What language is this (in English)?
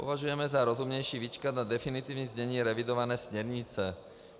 Czech